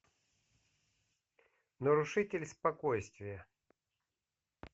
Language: Russian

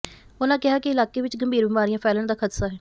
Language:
Punjabi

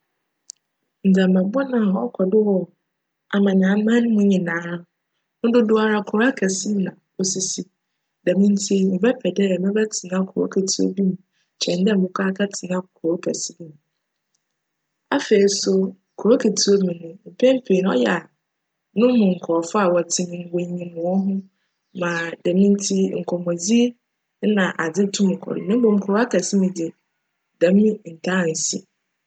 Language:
Akan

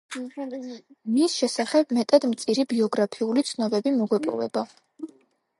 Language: Georgian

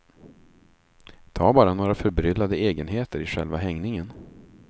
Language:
Swedish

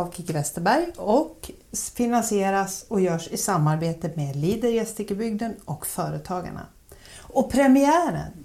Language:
Swedish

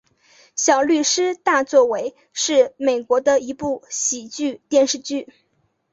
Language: Chinese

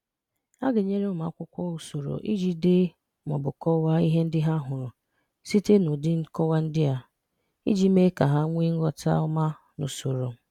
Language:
Igbo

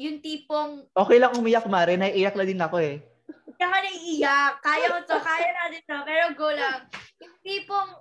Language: Filipino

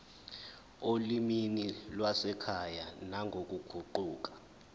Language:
Zulu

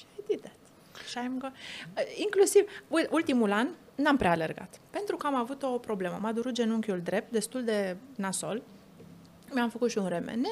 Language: Romanian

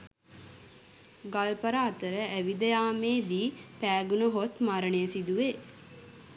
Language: Sinhala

